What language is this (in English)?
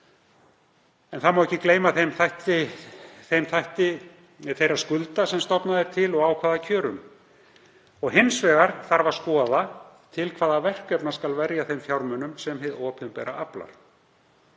Icelandic